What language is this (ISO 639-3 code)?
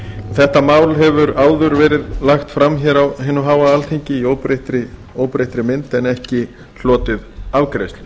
isl